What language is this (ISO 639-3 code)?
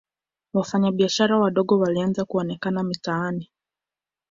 swa